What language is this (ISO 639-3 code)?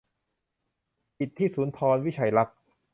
tha